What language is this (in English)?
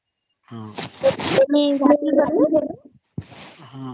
Odia